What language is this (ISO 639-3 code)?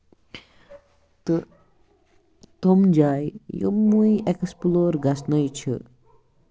kas